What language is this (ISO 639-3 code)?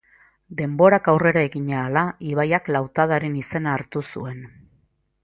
eus